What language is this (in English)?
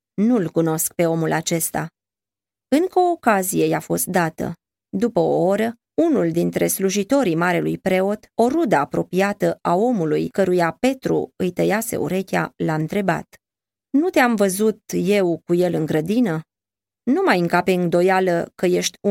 Romanian